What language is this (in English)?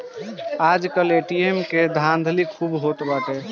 Bhojpuri